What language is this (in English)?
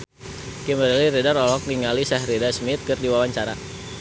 Sundanese